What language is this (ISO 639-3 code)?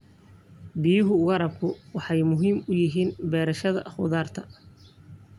som